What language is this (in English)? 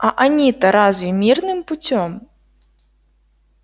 Russian